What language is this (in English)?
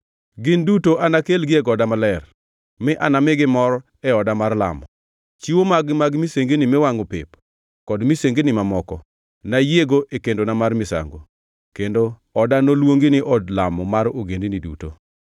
Luo (Kenya and Tanzania)